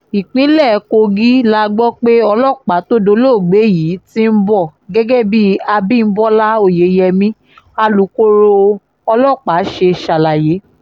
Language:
Yoruba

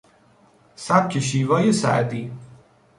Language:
Persian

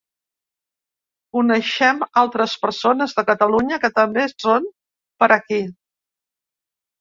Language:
Catalan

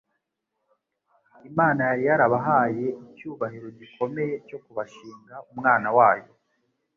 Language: Kinyarwanda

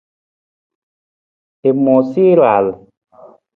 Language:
Nawdm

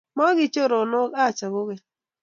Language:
Kalenjin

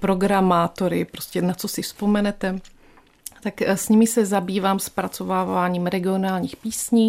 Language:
Czech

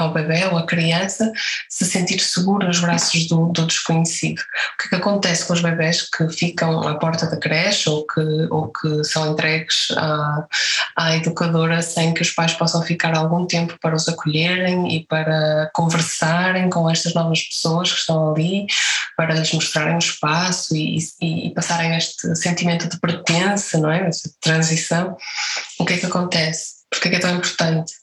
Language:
Portuguese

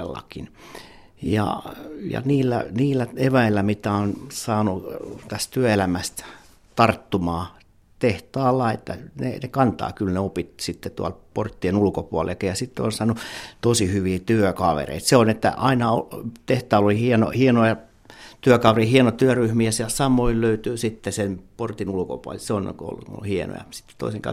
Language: Finnish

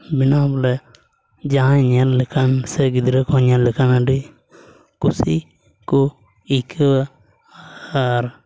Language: Santali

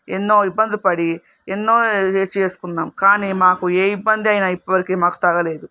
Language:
Telugu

